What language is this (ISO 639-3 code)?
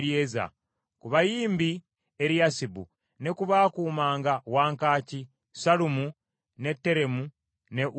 lug